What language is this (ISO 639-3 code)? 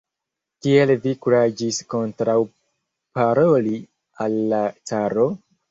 epo